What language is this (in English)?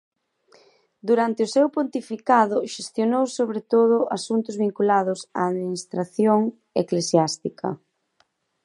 Galician